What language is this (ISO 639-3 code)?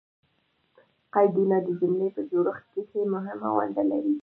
pus